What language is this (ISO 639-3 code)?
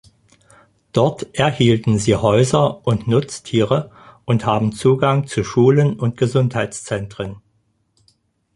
deu